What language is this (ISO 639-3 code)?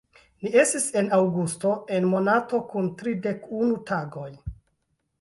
epo